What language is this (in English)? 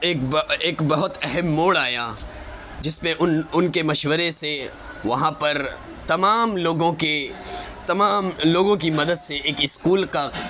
Urdu